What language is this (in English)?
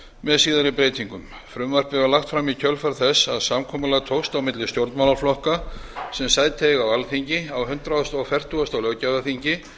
Icelandic